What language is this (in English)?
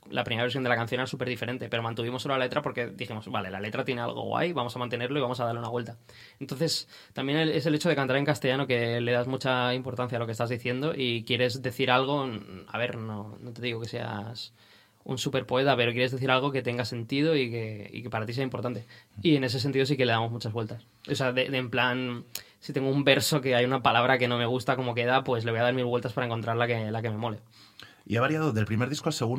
Spanish